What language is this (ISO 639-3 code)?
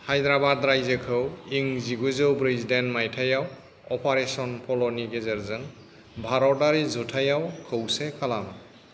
brx